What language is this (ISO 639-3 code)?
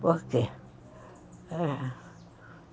por